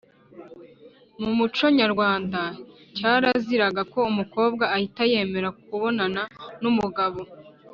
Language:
Kinyarwanda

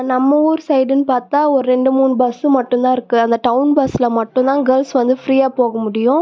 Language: Tamil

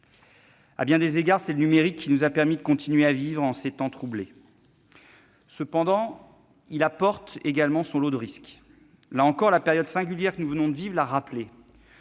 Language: French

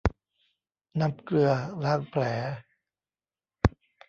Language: Thai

